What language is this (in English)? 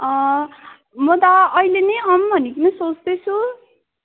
Nepali